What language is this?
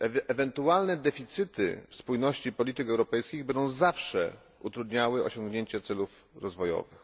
Polish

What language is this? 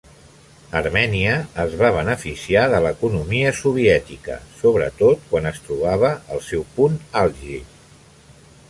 Catalan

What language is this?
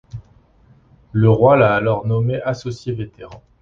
French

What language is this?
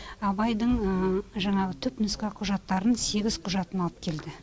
Kazakh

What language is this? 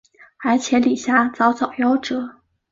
Chinese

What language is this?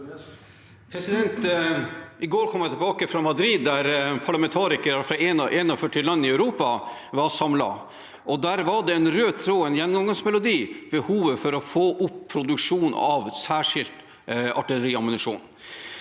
Norwegian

